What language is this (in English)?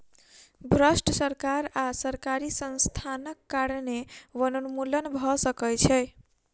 Maithili